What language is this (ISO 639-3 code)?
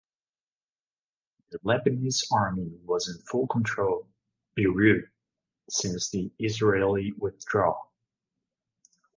eng